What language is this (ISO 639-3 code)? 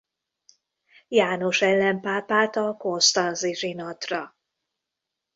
hun